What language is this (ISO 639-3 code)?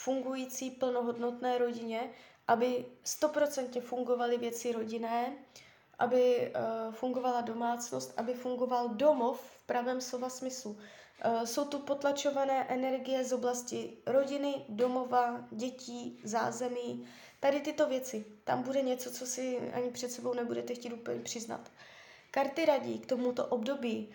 ces